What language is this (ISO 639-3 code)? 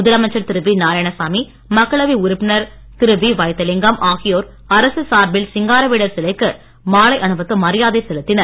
tam